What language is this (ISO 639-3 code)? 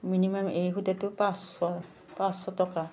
asm